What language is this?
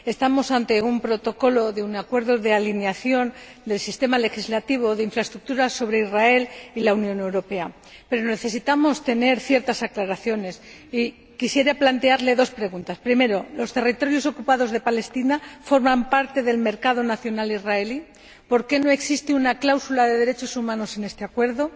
Spanish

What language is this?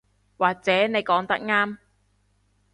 Cantonese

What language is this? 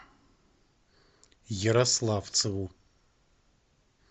Russian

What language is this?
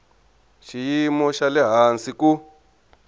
Tsonga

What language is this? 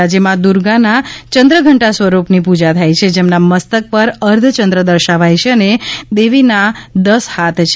Gujarati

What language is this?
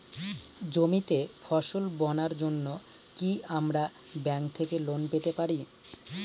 Bangla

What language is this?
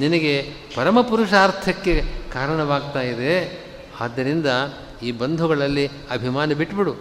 Kannada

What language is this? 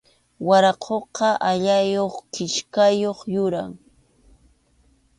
Arequipa-La Unión Quechua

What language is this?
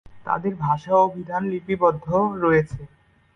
Bangla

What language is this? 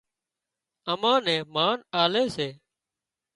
Wadiyara Koli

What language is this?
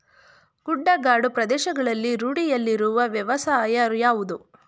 Kannada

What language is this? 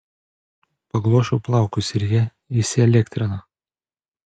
Lithuanian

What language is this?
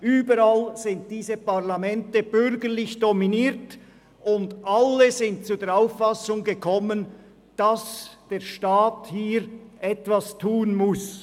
Swiss German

